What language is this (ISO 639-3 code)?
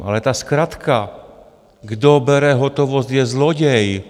ces